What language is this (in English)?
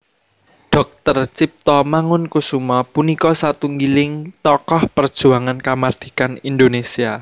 Javanese